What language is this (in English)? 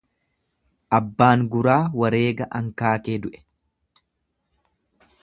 Oromo